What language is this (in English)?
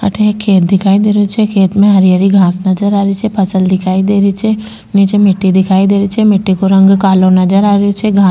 Rajasthani